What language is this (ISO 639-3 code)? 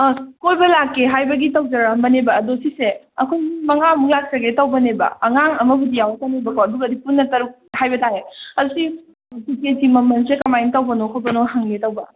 mni